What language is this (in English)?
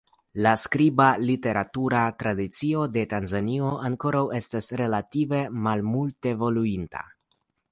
Esperanto